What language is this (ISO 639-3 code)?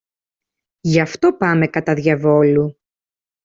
ell